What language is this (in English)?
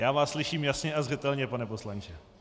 Czech